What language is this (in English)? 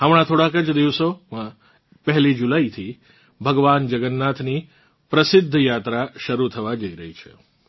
Gujarati